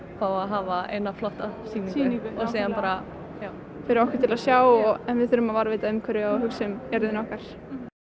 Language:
Icelandic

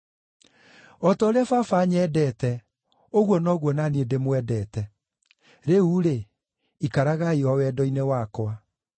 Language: Kikuyu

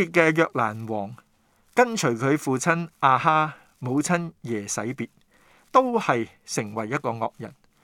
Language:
Chinese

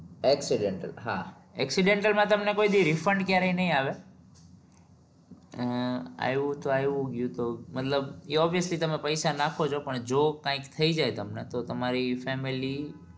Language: Gujarati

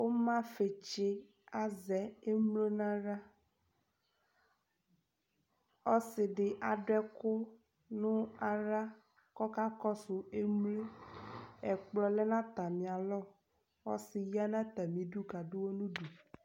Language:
Ikposo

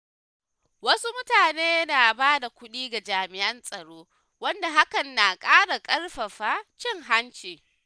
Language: Hausa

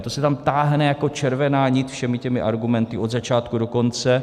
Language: Czech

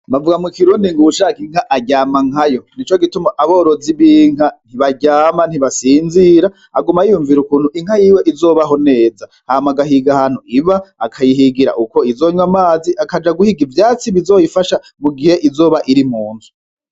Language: Rundi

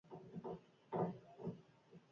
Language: Basque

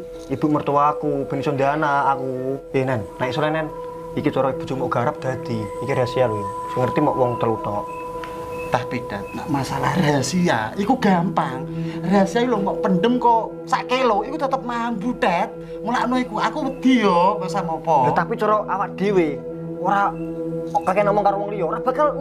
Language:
Indonesian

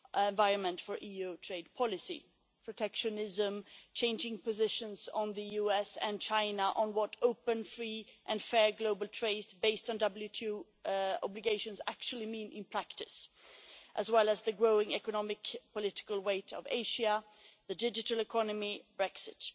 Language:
English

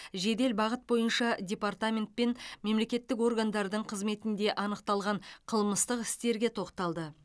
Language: Kazakh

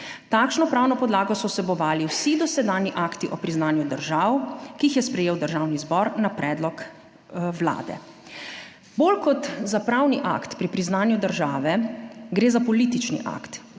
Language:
Slovenian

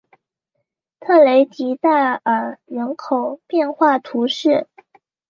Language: Chinese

